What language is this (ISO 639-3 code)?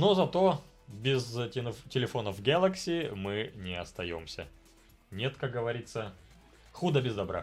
rus